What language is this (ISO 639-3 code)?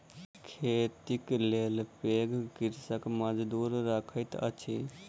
mai